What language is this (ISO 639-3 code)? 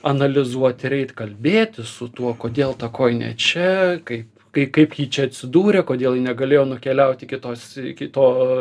lit